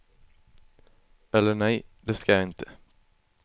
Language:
Swedish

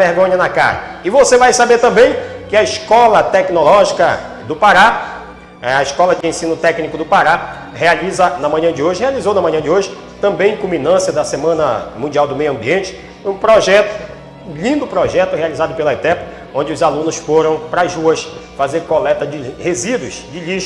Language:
Portuguese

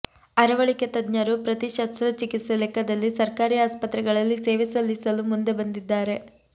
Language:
Kannada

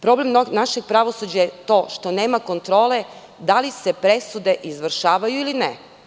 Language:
Serbian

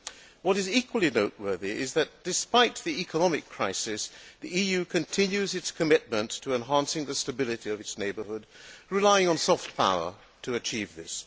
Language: English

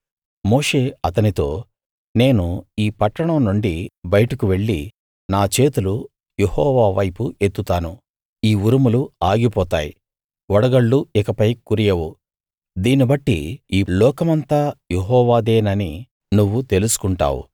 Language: Telugu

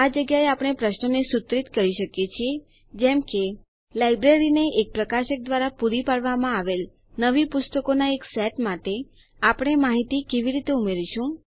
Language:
Gujarati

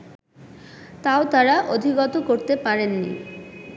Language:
Bangla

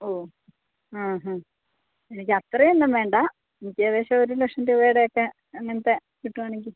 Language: Malayalam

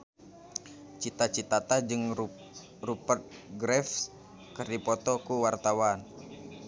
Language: Sundanese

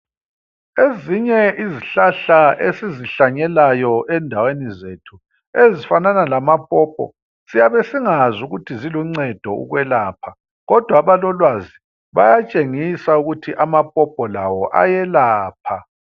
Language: North Ndebele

